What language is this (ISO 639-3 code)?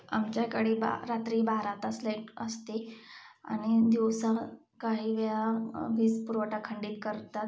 mar